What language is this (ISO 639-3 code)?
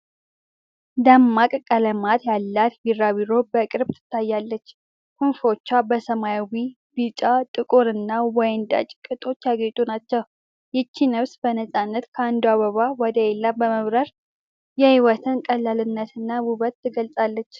amh